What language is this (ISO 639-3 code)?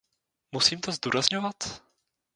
ces